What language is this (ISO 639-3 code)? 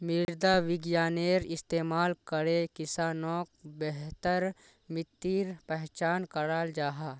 mag